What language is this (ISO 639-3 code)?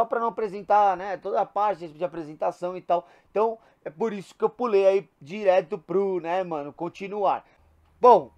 por